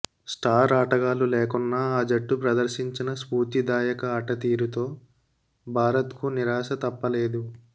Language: Telugu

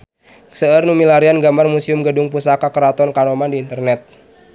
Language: Sundanese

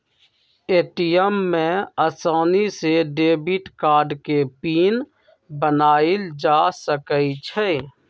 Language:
Magahi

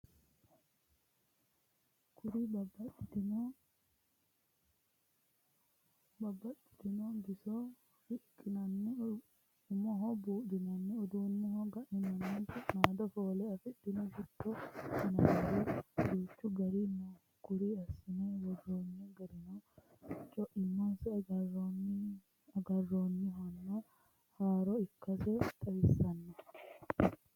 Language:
Sidamo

